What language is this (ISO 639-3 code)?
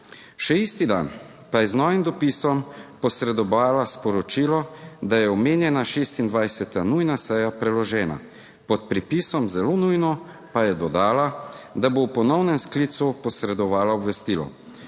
slv